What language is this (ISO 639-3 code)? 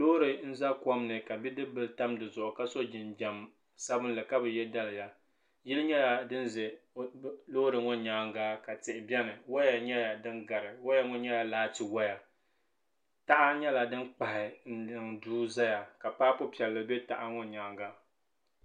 dag